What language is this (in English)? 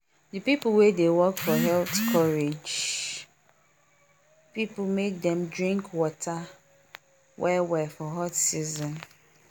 Nigerian Pidgin